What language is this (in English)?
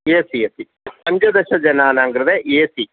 Sanskrit